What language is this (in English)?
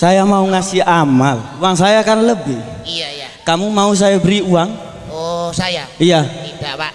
Indonesian